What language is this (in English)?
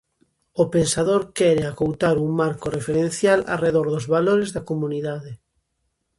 Galician